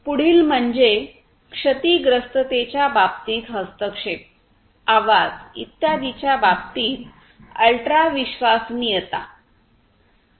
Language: Marathi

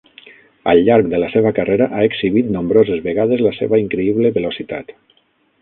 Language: Catalan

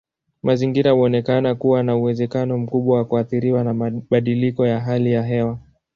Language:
Swahili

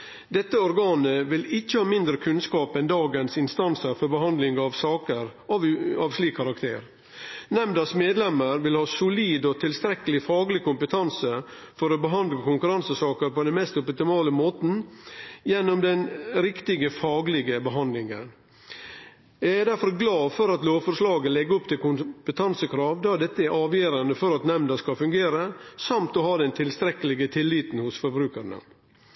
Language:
Norwegian Nynorsk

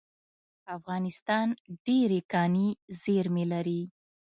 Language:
Pashto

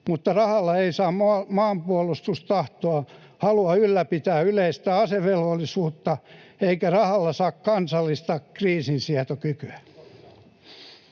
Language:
Finnish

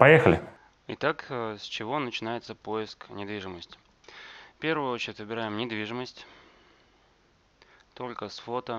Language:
Russian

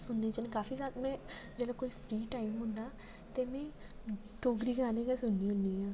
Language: Dogri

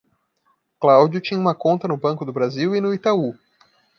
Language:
Portuguese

